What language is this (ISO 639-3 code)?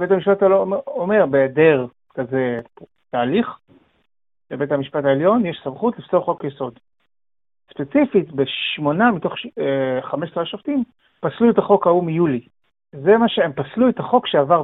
heb